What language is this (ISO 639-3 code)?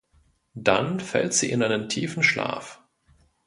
deu